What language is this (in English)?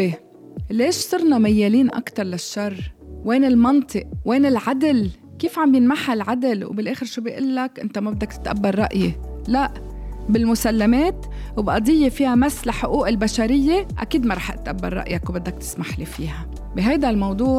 Arabic